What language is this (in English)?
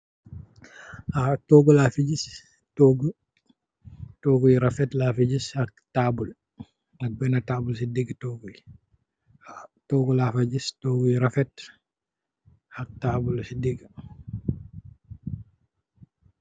Wolof